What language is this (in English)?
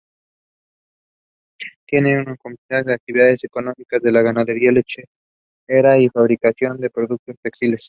Spanish